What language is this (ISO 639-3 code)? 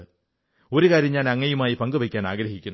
mal